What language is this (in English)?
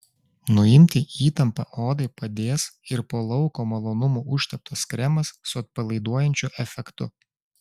Lithuanian